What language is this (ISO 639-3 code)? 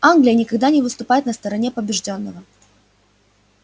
rus